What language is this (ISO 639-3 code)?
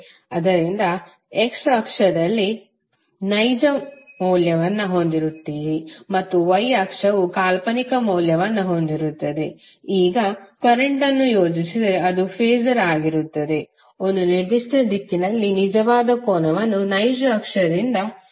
kan